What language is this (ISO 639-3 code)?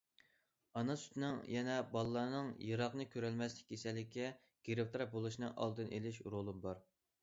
uig